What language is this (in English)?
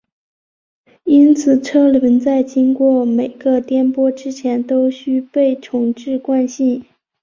Chinese